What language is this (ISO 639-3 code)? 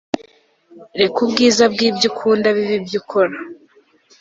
kin